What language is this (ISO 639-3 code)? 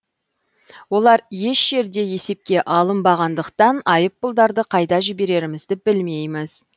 kaz